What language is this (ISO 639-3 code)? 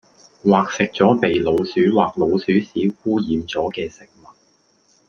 yue